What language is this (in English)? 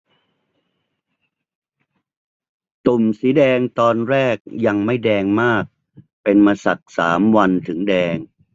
Thai